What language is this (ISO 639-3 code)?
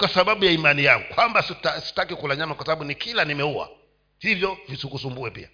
swa